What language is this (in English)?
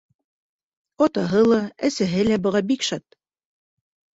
Bashkir